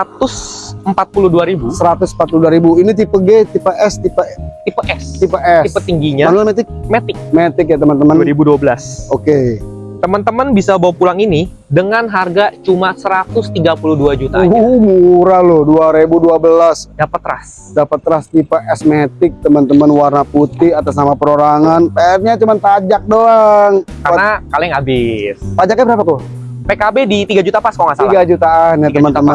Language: Indonesian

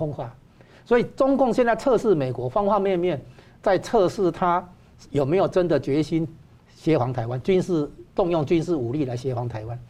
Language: Chinese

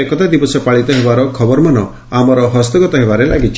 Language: Odia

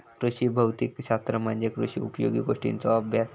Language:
Marathi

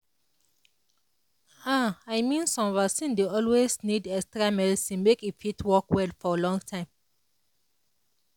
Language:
Nigerian Pidgin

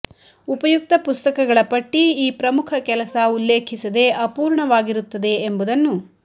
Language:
Kannada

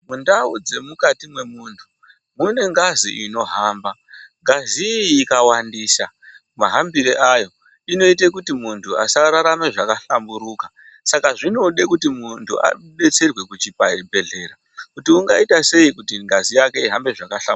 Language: Ndau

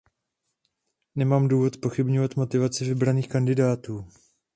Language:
Czech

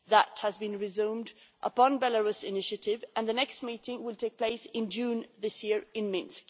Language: English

